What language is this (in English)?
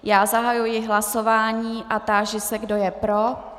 Czech